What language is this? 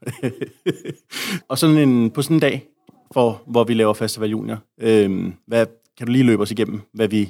Danish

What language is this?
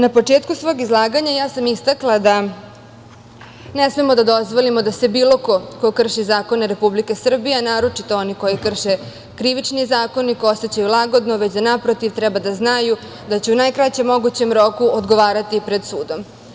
Serbian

